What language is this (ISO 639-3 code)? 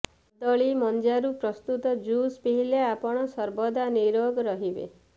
ori